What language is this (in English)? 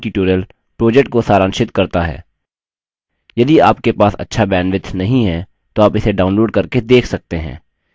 Hindi